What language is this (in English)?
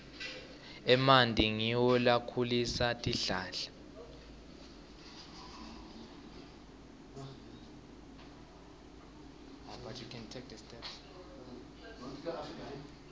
Swati